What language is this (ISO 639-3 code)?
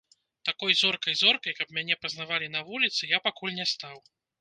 bel